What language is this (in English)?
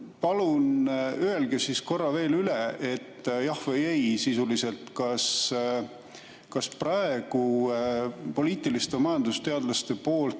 Estonian